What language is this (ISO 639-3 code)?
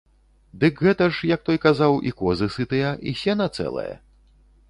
bel